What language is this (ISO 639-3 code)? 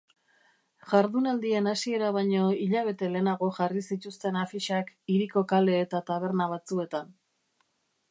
eus